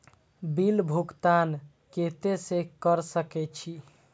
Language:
Maithili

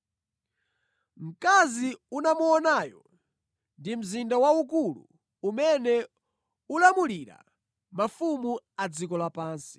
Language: Nyanja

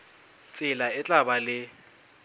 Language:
Southern Sotho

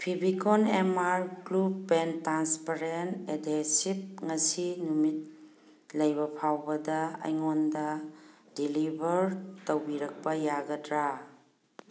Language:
Manipuri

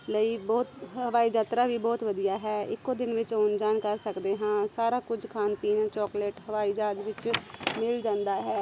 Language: Punjabi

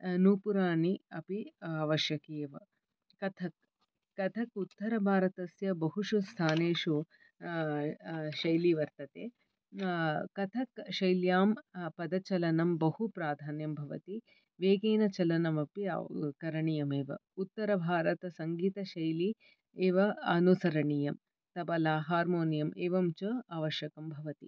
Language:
Sanskrit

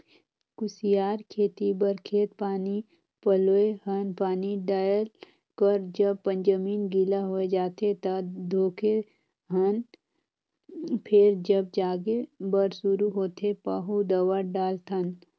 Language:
Chhattisgarhi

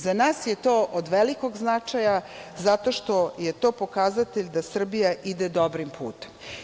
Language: Serbian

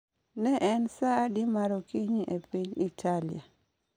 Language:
Luo (Kenya and Tanzania)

